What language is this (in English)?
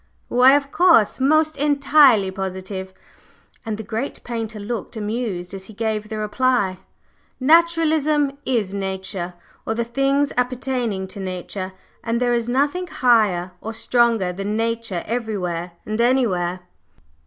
English